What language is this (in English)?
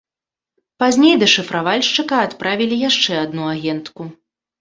Belarusian